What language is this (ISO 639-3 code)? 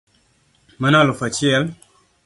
luo